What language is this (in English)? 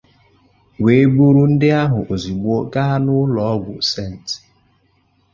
Igbo